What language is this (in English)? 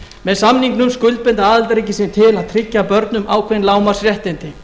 Icelandic